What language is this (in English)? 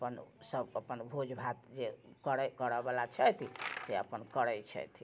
Maithili